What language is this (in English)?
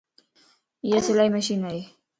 Lasi